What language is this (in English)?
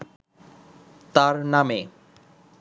Bangla